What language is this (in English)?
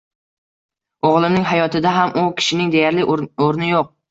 Uzbek